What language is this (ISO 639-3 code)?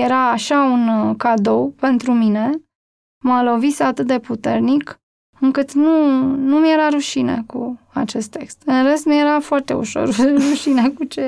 ron